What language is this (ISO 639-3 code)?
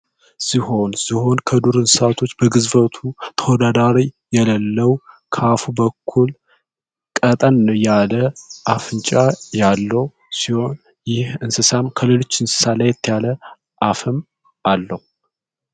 amh